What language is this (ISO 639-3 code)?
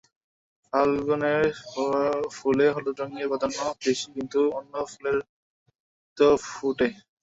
ben